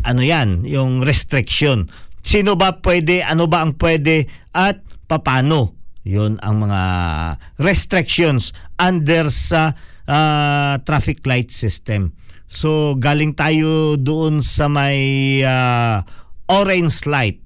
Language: Filipino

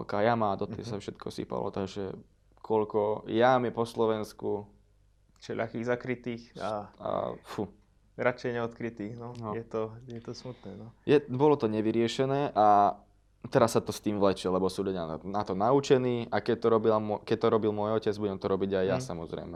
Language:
Slovak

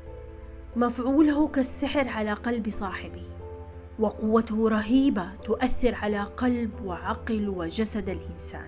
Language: Arabic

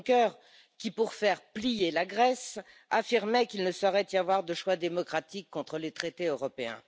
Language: French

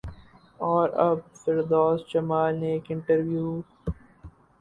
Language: Urdu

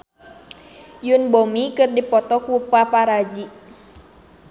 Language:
Sundanese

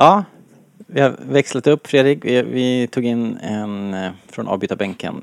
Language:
Swedish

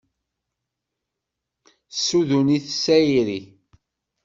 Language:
Kabyle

